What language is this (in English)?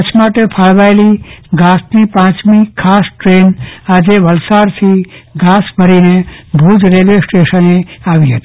Gujarati